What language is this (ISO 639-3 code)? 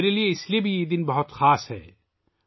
urd